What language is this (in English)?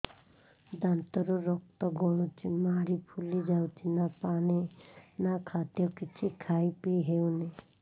Odia